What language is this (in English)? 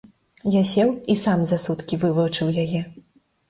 Belarusian